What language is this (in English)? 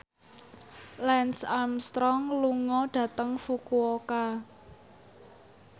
Javanese